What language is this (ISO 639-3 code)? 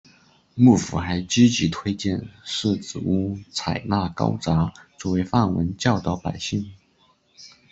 zho